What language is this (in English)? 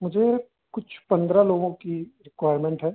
Hindi